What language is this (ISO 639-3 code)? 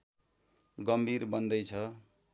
nep